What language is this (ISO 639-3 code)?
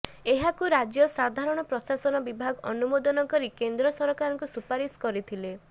ori